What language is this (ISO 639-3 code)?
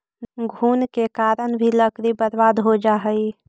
mag